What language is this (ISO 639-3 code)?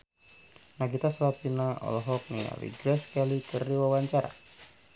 sun